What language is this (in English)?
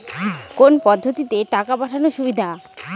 Bangla